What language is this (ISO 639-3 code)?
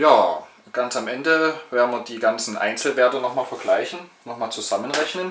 deu